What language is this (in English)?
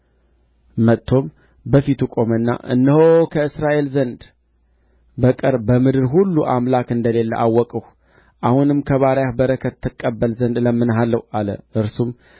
Amharic